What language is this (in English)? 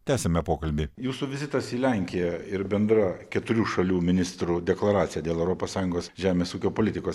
Lithuanian